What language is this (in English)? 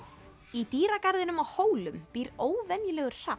Icelandic